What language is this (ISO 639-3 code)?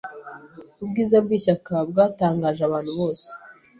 kin